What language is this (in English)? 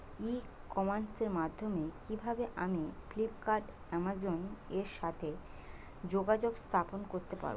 Bangla